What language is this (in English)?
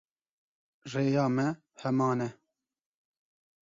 Kurdish